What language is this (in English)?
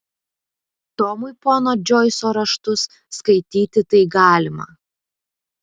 Lithuanian